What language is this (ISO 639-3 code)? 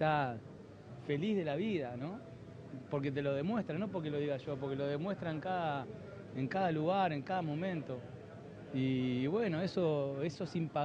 spa